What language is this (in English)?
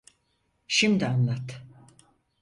Turkish